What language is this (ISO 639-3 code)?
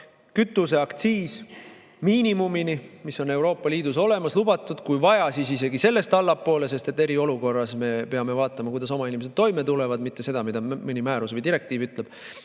est